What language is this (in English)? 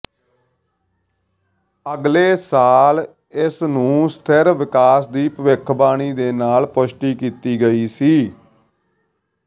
Punjabi